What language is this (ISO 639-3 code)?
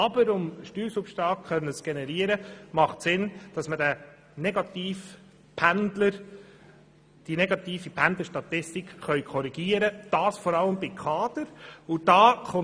gsw